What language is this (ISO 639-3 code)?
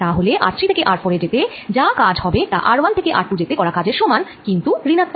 ben